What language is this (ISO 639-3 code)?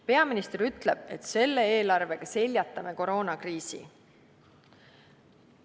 est